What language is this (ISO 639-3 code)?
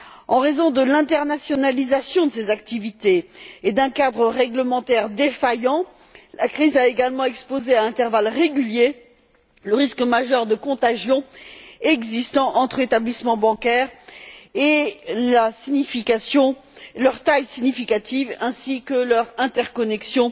fra